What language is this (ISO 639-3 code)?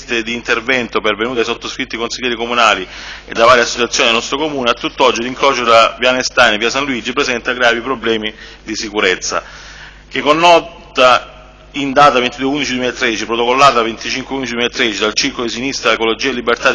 ita